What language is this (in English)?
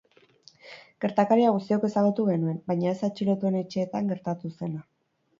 Basque